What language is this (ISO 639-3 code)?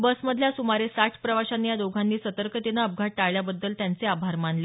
mar